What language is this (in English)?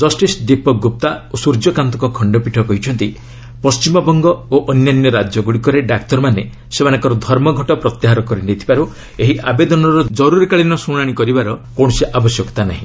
Odia